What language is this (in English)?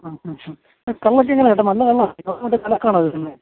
Malayalam